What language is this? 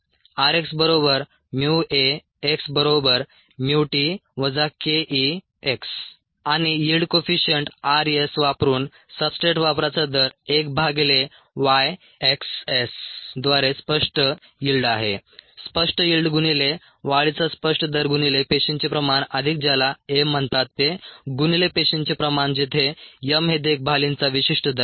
Marathi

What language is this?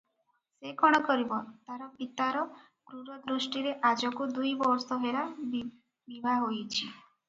Odia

